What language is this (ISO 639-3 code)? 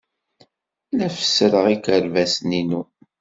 kab